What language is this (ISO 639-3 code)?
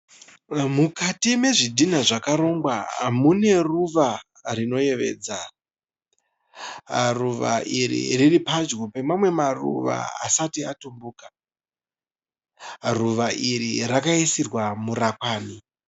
sna